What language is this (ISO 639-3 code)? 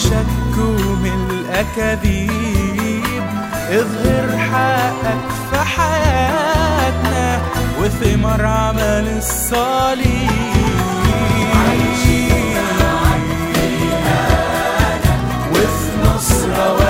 ara